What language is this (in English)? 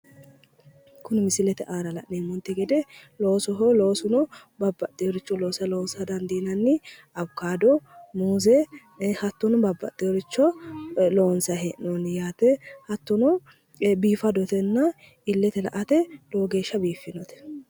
Sidamo